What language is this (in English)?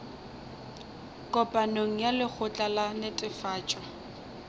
Northern Sotho